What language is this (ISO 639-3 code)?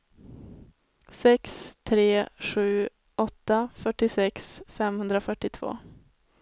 swe